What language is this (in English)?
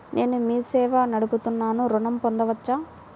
Telugu